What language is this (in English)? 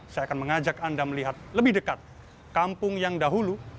Indonesian